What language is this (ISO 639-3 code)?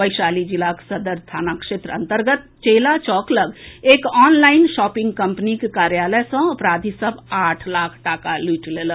mai